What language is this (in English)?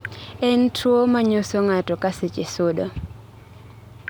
Luo (Kenya and Tanzania)